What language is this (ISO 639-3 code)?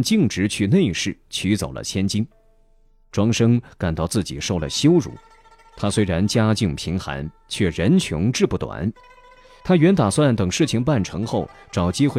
zho